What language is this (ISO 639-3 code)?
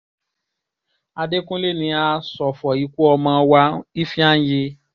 yor